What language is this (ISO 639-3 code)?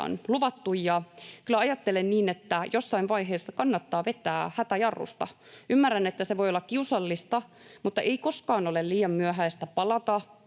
fin